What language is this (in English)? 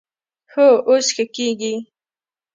Pashto